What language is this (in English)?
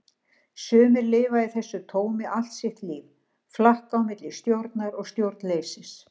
Icelandic